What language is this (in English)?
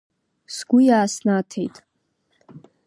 Abkhazian